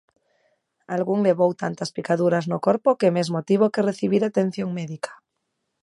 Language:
Galician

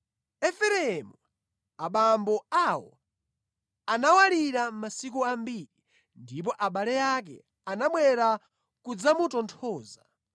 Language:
Nyanja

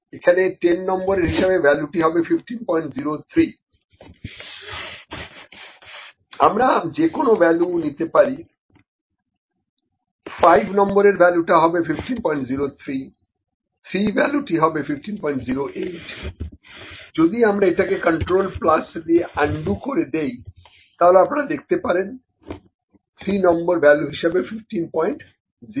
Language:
Bangla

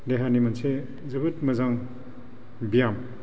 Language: Bodo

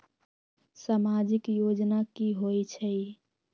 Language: Magahi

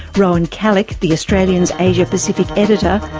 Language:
English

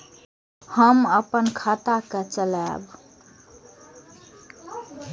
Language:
Maithili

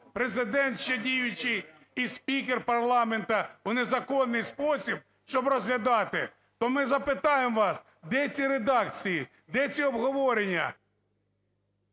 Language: Ukrainian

